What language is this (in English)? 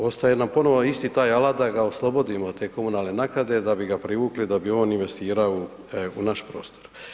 Croatian